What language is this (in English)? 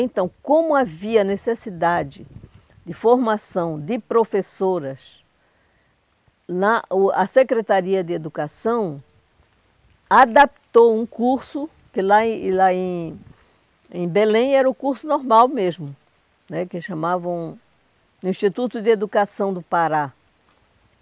Portuguese